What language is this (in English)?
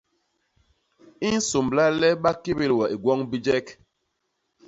Basaa